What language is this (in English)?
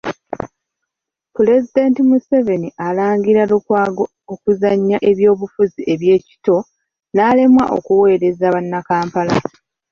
Ganda